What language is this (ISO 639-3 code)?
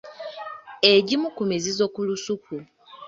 lug